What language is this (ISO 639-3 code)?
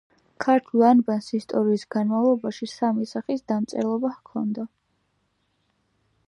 kat